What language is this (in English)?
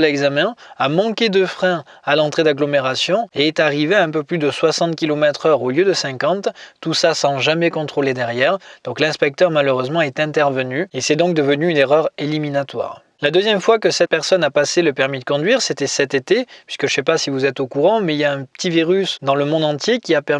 French